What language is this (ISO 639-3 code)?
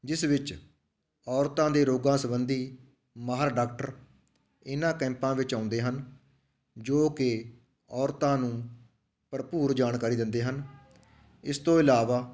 pan